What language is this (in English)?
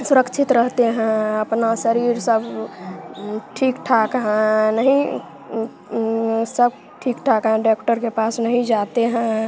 Hindi